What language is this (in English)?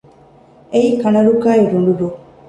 Divehi